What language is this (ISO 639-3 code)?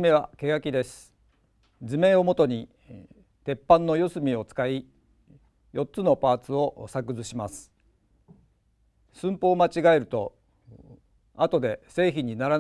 jpn